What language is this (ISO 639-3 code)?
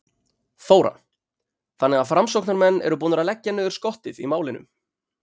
isl